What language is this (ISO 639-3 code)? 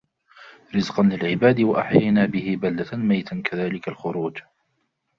ara